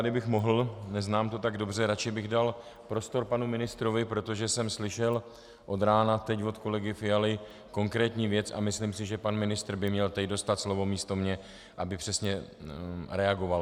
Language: Czech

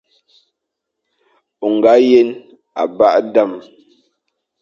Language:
Fang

